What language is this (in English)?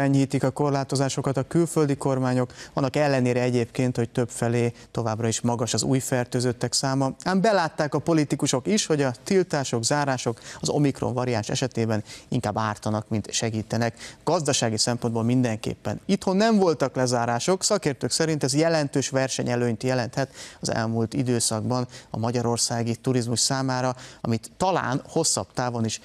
Hungarian